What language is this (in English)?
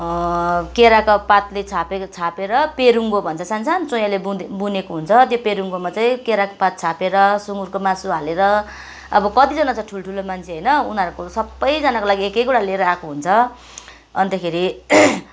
Nepali